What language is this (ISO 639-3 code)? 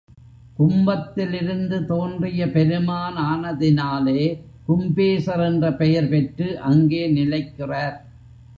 tam